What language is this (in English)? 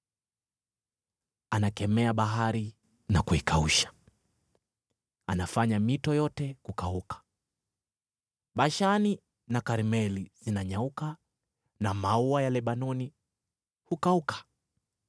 Swahili